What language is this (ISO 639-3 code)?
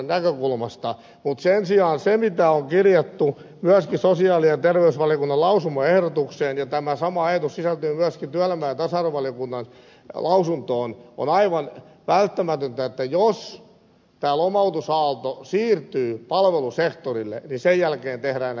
fin